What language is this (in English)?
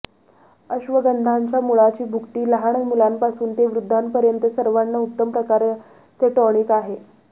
Marathi